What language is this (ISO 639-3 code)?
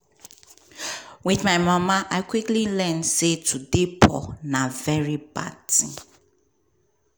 pcm